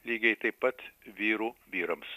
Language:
Lithuanian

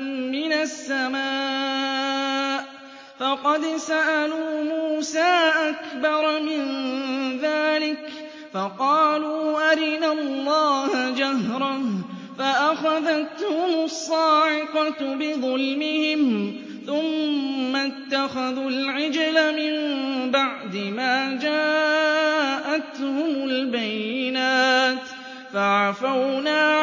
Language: Arabic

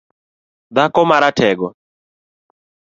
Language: Luo (Kenya and Tanzania)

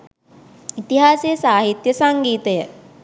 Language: Sinhala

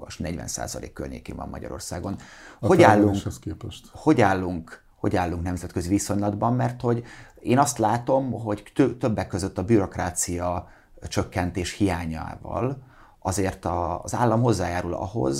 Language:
Hungarian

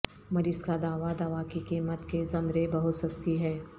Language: Urdu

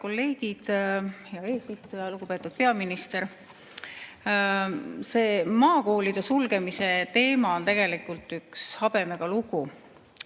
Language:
Estonian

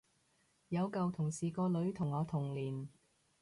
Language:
Cantonese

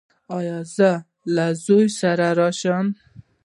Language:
Pashto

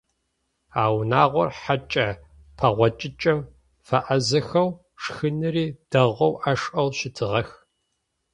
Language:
Adyghe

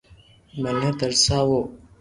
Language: Loarki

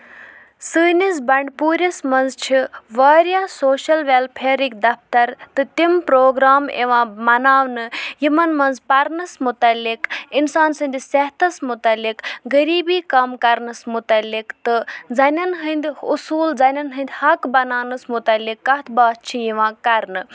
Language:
Kashmiri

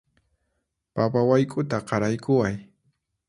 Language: Puno Quechua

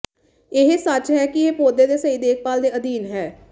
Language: Punjabi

